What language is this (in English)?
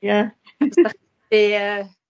Welsh